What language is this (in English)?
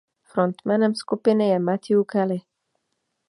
Czech